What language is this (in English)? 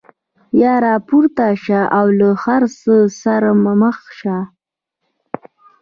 Pashto